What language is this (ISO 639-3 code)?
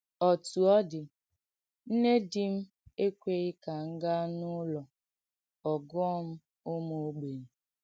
ibo